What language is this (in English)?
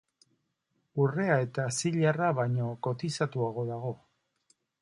Basque